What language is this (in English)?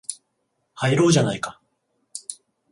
Japanese